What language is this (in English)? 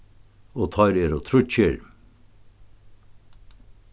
Faroese